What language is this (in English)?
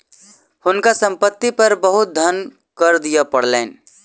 Maithili